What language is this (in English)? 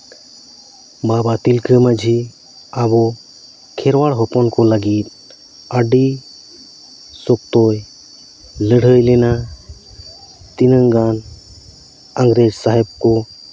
Santali